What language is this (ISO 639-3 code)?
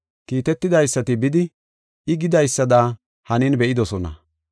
gof